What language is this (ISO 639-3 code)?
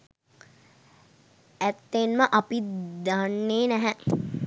sin